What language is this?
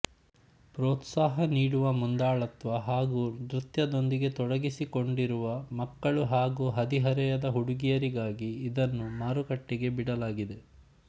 Kannada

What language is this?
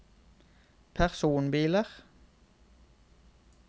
Norwegian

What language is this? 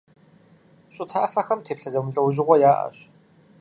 Kabardian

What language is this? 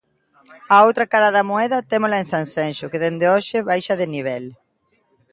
Galician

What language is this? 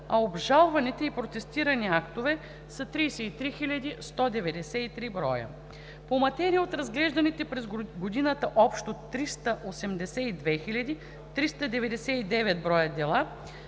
Bulgarian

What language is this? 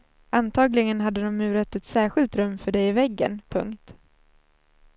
Swedish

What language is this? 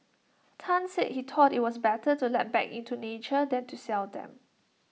English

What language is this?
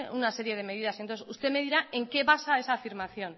Spanish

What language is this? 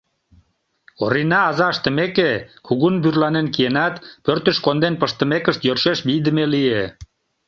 Mari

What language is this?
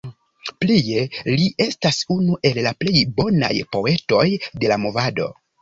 Esperanto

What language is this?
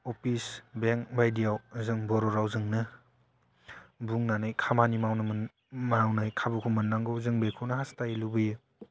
Bodo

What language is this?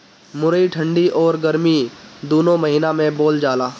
Bhojpuri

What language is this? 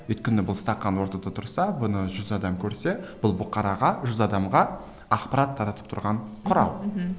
Kazakh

